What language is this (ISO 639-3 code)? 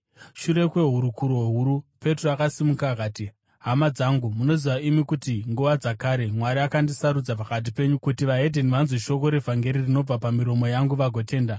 sna